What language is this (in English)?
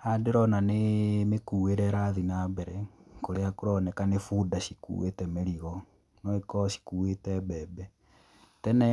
Kikuyu